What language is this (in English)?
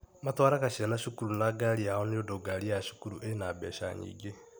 Kikuyu